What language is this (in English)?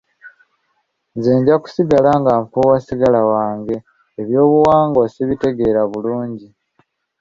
Ganda